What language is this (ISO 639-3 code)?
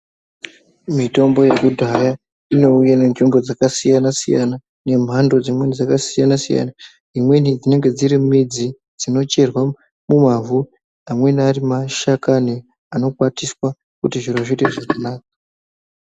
ndc